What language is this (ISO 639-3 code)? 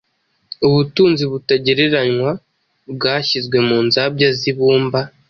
kin